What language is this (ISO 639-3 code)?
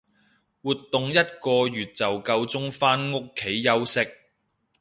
yue